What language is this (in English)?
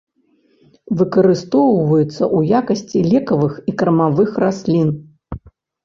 Belarusian